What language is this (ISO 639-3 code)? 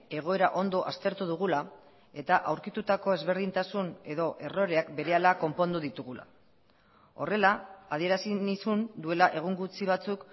eus